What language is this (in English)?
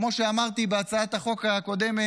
Hebrew